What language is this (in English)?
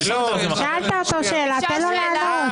Hebrew